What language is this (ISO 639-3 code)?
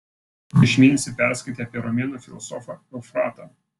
lit